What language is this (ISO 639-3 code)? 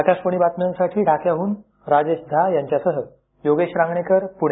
mar